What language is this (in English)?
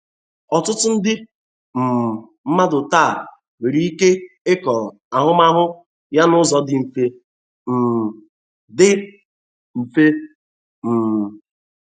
Igbo